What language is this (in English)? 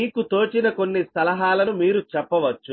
Telugu